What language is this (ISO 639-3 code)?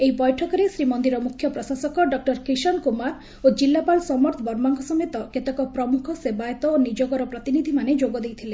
ori